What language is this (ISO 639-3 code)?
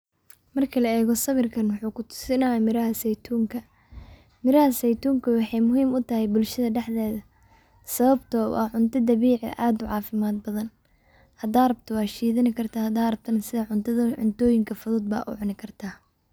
som